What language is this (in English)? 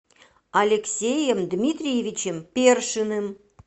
Russian